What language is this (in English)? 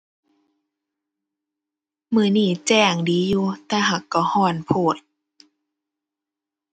Thai